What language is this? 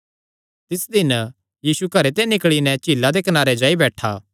Kangri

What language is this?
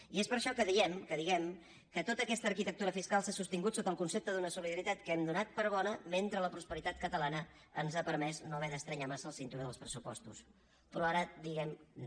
Catalan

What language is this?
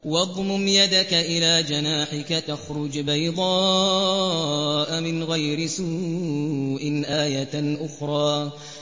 Arabic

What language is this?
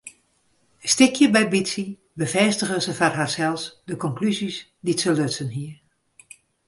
Western Frisian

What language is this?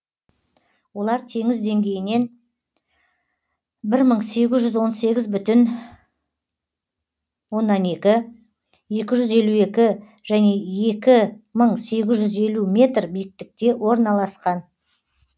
Kazakh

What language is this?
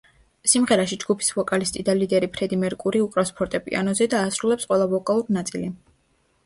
Georgian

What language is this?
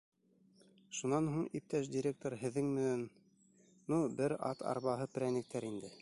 Bashkir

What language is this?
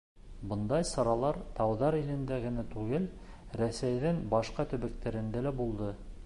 Bashkir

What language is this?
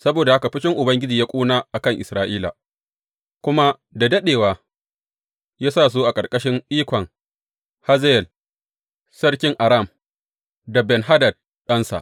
Hausa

